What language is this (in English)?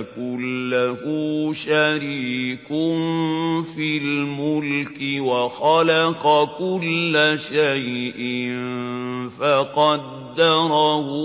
Arabic